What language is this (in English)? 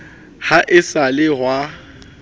Southern Sotho